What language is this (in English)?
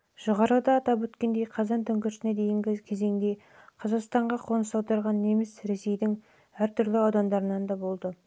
Kazakh